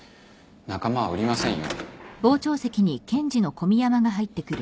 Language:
Japanese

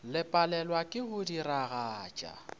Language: Northern Sotho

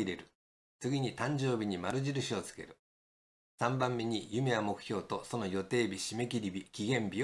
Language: Japanese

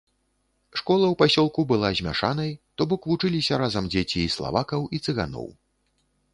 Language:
Belarusian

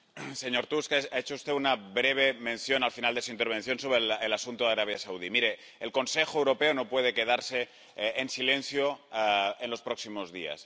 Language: Spanish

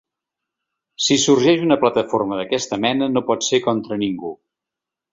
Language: Catalan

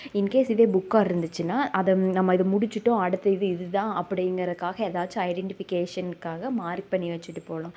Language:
Tamil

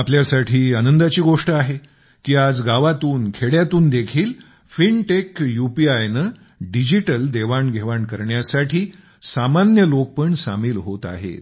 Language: Marathi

